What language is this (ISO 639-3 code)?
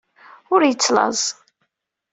kab